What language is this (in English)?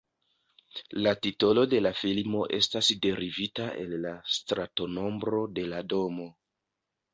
Esperanto